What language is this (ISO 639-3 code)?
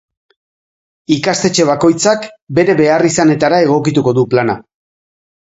eus